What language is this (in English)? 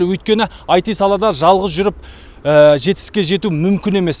Kazakh